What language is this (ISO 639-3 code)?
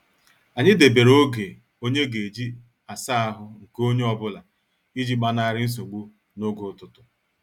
ibo